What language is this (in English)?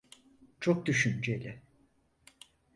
Turkish